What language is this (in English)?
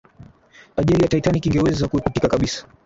Swahili